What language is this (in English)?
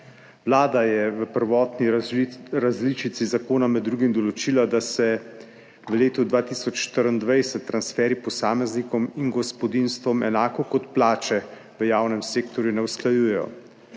Slovenian